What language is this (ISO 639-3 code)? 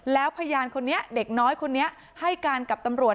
tha